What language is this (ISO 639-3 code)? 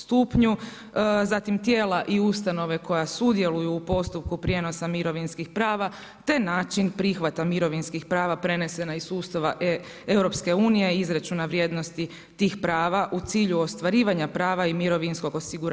hrv